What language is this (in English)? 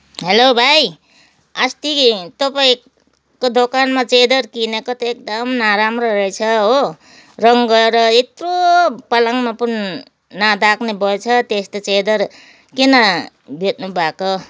Nepali